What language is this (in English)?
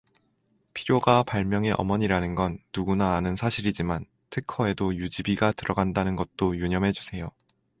Korean